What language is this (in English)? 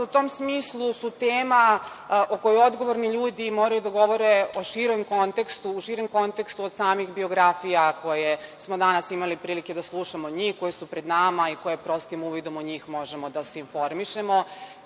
Serbian